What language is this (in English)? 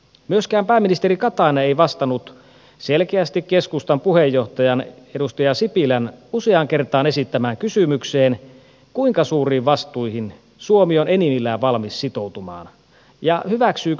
Finnish